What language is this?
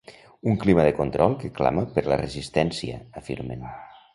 Catalan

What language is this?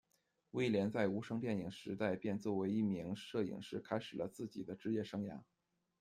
Chinese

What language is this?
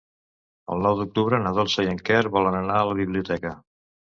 Catalan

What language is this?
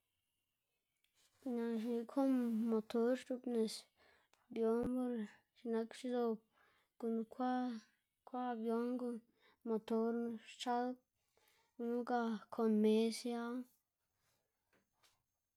Xanaguía Zapotec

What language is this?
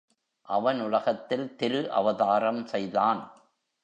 Tamil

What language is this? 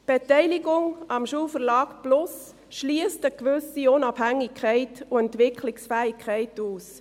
Swiss German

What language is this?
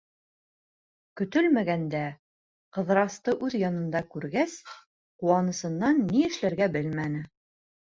Bashkir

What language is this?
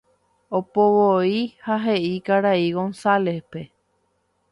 Guarani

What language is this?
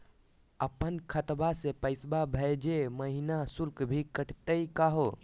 Magahi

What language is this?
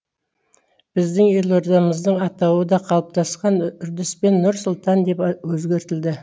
Kazakh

